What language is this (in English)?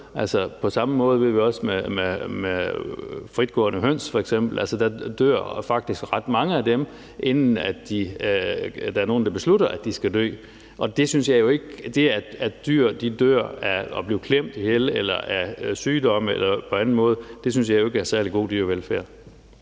Danish